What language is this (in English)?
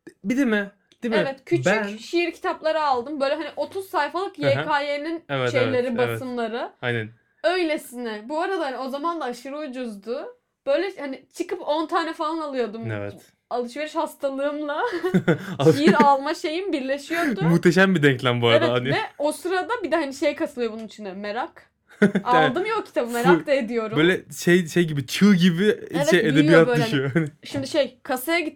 Turkish